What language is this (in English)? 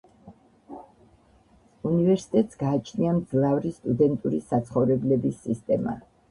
Georgian